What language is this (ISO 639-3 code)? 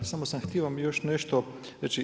hrv